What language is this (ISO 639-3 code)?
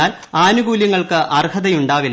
mal